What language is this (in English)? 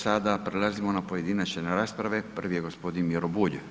Croatian